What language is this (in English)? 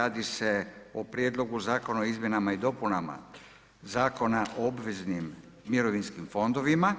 Croatian